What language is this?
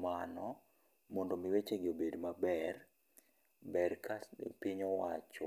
Luo (Kenya and Tanzania)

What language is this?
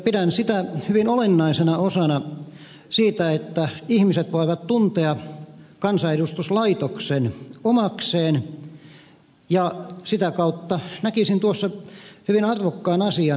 Finnish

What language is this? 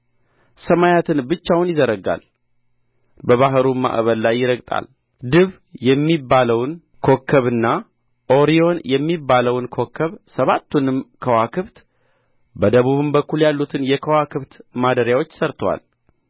Amharic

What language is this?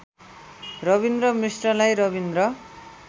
Nepali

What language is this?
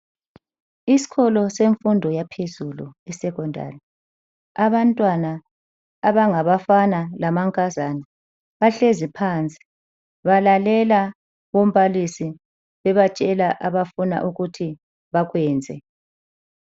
North Ndebele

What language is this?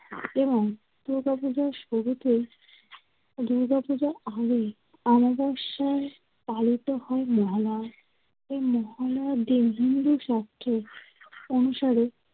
Bangla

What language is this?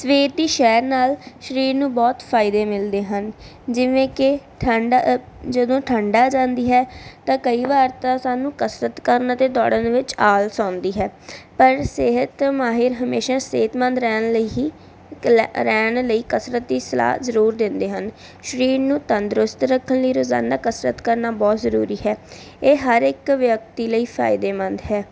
Punjabi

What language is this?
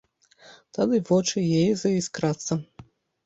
Belarusian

